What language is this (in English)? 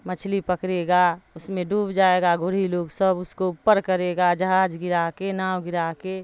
Urdu